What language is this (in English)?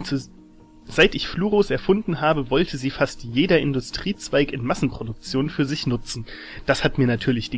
German